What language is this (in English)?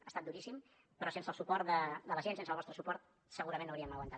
Catalan